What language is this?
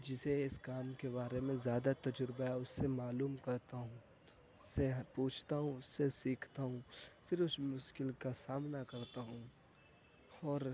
Urdu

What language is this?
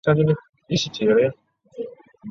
Chinese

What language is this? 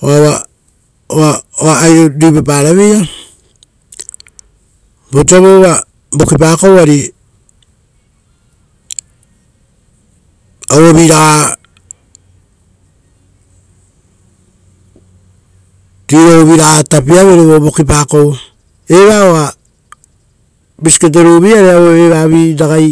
Rotokas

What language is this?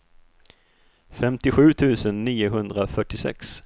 Swedish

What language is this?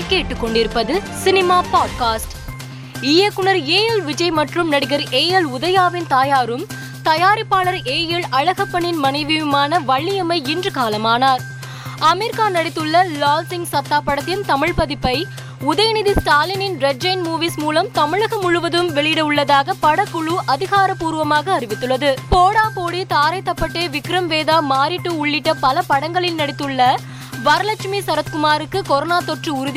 Tamil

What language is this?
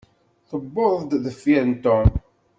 Kabyle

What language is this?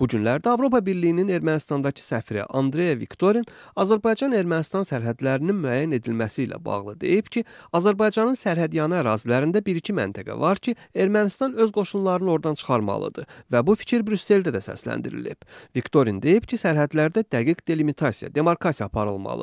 Turkish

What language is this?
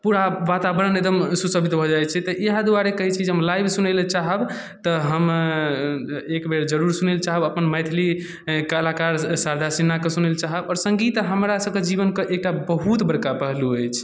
Maithili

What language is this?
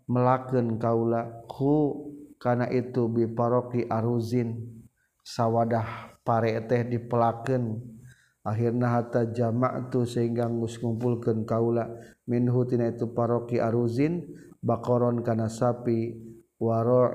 Malay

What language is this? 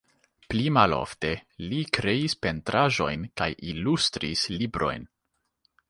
Esperanto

